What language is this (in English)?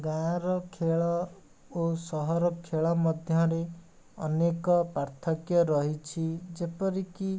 Odia